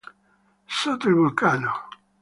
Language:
Italian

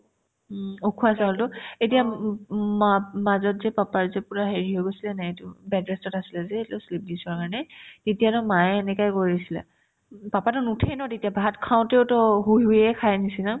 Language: Assamese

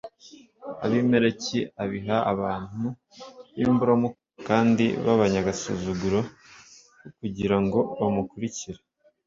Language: Kinyarwanda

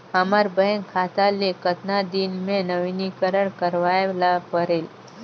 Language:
Chhattisgarhi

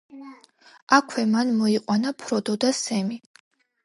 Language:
Georgian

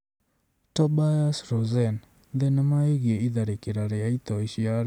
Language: Kikuyu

